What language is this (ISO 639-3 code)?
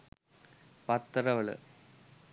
sin